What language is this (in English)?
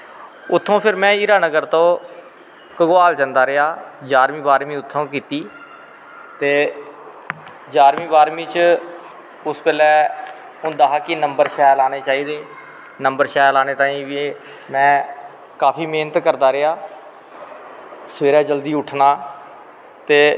Dogri